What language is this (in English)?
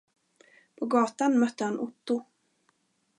Swedish